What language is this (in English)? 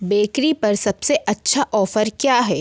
Hindi